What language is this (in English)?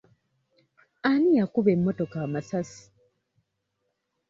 Ganda